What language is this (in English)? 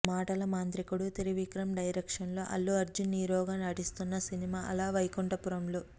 Telugu